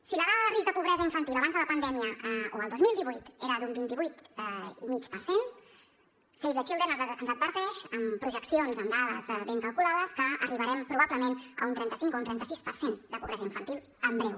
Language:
Catalan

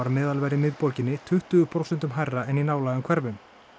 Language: Icelandic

